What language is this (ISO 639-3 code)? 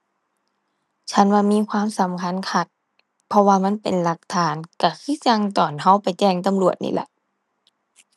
tha